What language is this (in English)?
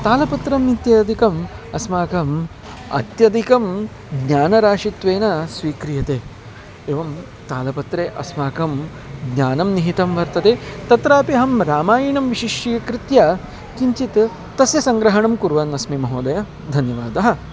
Sanskrit